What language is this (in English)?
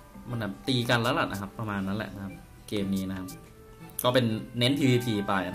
Thai